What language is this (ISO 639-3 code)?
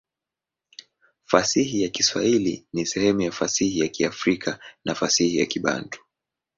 swa